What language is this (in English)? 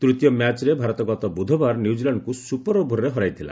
Odia